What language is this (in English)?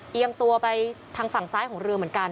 Thai